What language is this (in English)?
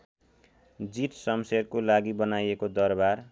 Nepali